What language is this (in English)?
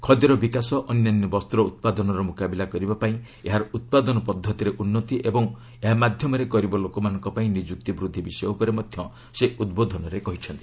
Odia